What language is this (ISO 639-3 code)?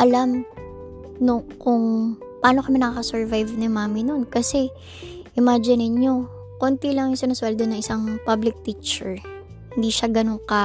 fil